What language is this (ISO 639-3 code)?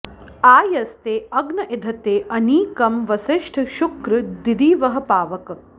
san